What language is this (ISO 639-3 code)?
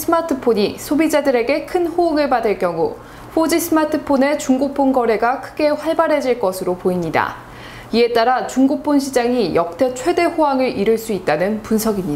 kor